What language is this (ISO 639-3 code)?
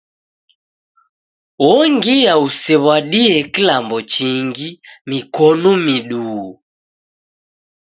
dav